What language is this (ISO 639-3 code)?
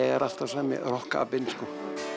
isl